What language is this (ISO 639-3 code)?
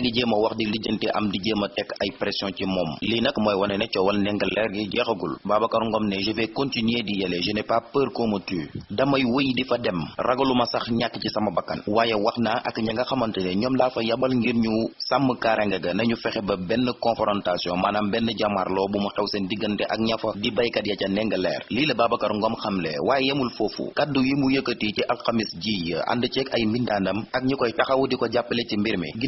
ind